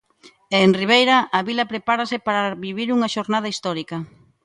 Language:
Galician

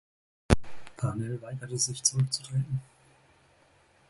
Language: German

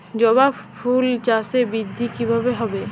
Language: Bangla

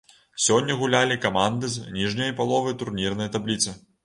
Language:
Belarusian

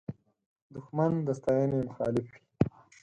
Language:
Pashto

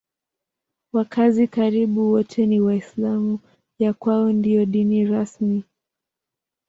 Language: Swahili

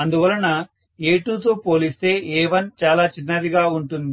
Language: Telugu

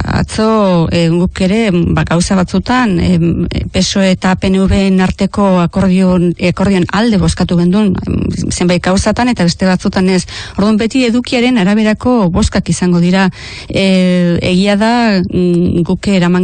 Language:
Spanish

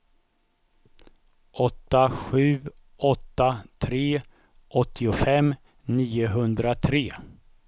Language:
Swedish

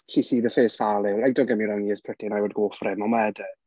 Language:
Welsh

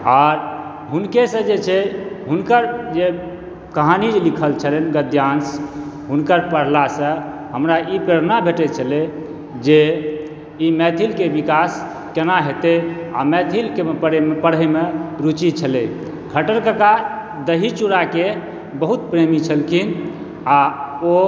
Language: Maithili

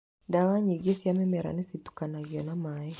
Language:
Kikuyu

